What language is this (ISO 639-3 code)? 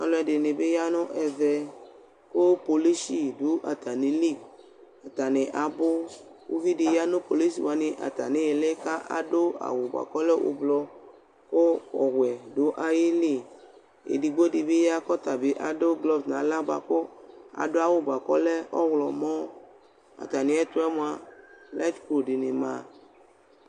kpo